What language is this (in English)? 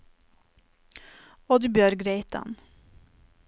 Norwegian